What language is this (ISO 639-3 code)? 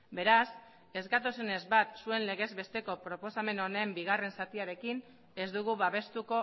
eus